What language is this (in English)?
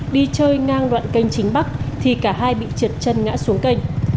Vietnamese